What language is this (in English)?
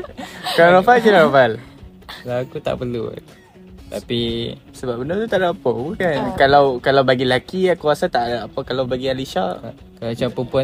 Malay